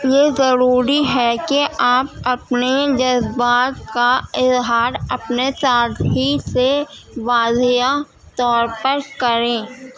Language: Urdu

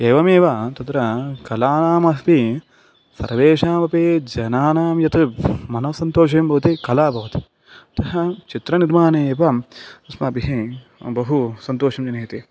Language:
Sanskrit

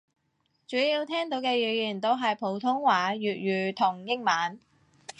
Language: Cantonese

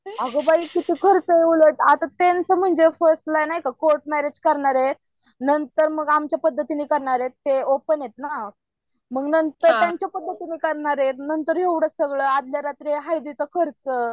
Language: Marathi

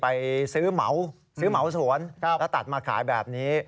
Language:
Thai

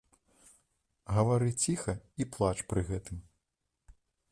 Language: Belarusian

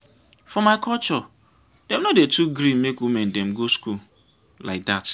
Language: Nigerian Pidgin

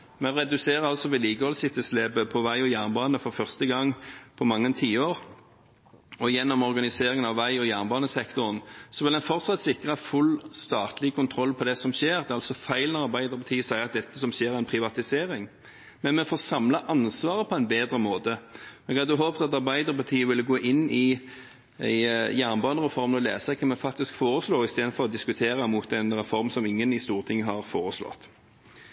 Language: Norwegian Bokmål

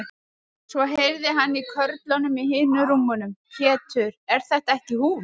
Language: Icelandic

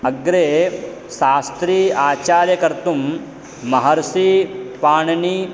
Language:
Sanskrit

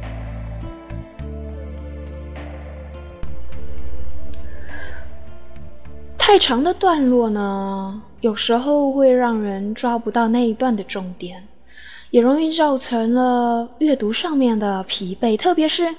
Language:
Chinese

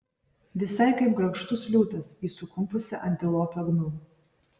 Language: Lithuanian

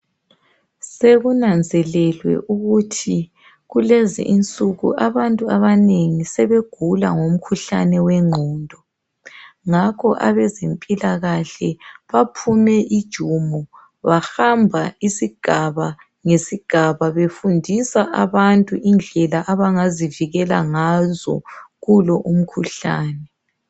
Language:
North Ndebele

